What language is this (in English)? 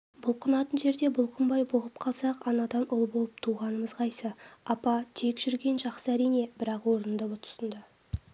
Kazakh